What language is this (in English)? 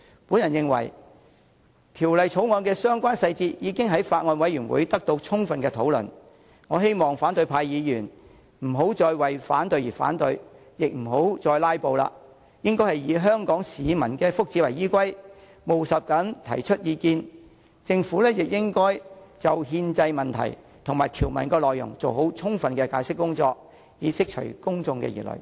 Cantonese